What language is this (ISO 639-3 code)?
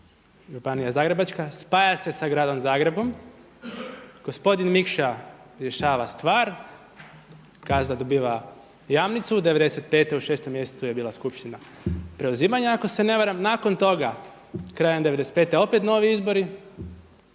hrv